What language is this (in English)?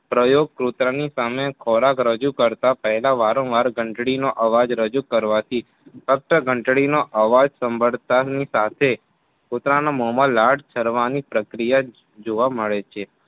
Gujarati